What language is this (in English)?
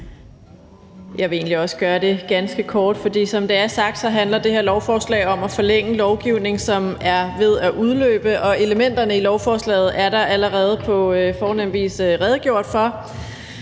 Danish